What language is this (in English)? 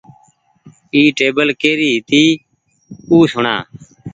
Goaria